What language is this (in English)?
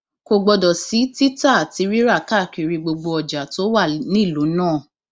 Yoruba